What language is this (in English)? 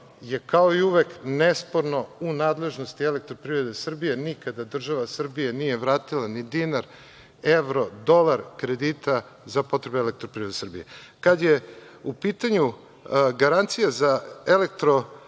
Serbian